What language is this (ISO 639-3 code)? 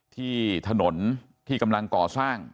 tha